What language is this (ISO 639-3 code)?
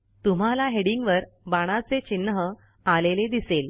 mar